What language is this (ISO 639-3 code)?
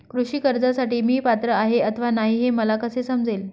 mar